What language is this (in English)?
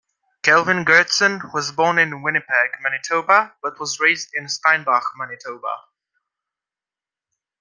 English